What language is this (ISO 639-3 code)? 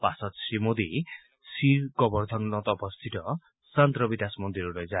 asm